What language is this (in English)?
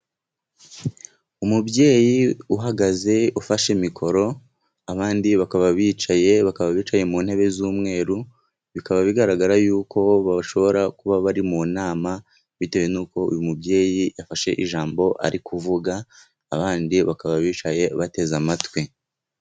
Kinyarwanda